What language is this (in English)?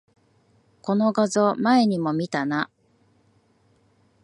Japanese